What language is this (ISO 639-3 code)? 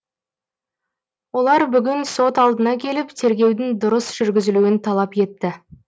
kaz